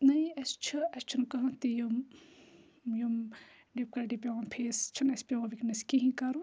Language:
Kashmiri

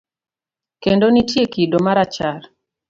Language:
Luo (Kenya and Tanzania)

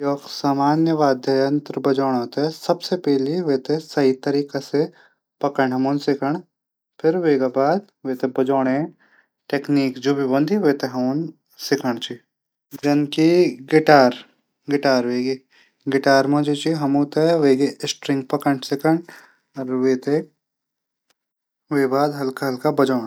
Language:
Garhwali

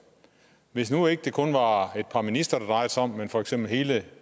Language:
Danish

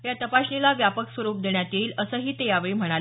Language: Marathi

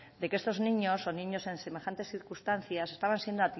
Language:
Spanish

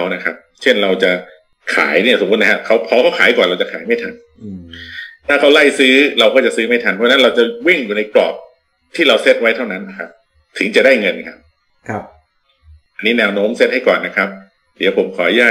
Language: Thai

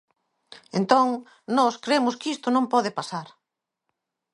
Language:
Galician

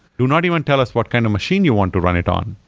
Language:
English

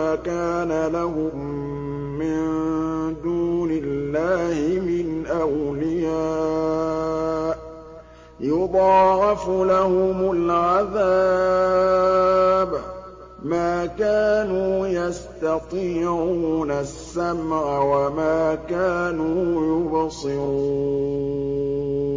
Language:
Arabic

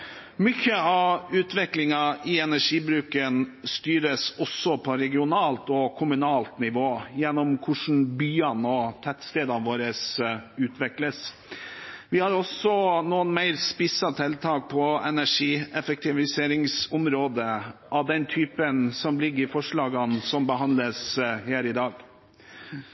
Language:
Norwegian Bokmål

